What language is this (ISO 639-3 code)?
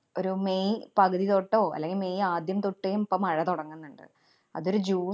mal